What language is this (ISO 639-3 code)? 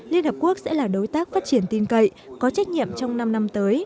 vie